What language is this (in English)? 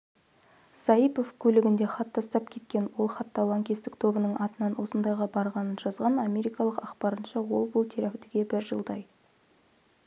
Kazakh